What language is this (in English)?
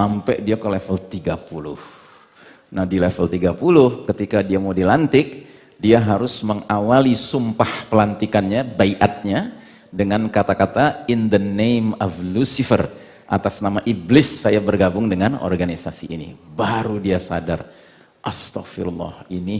Indonesian